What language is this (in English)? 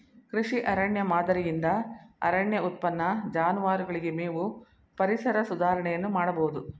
Kannada